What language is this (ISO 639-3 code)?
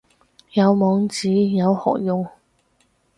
yue